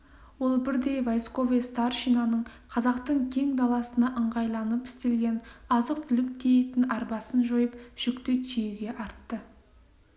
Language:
Kazakh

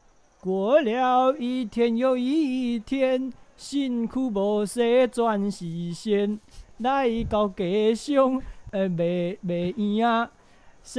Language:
Chinese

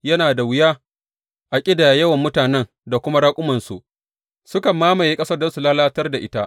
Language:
Hausa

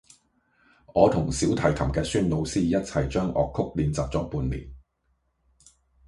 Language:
Cantonese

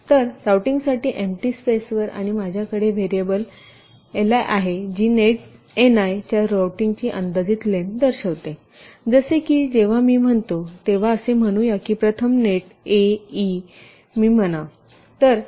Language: Marathi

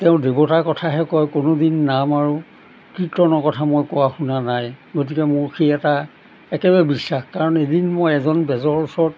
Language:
Assamese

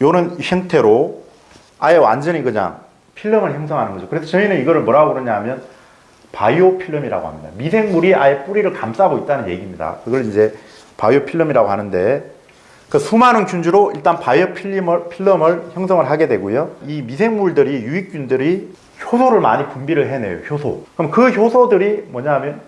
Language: Korean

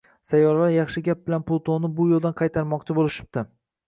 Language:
Uzbek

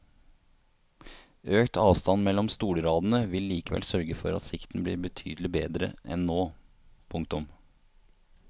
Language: Norwegian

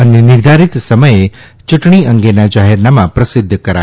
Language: Gujarati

